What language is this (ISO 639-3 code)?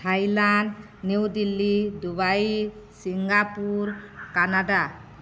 ori